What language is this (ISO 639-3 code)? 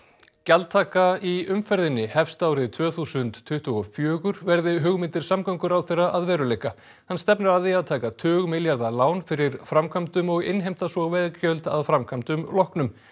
isl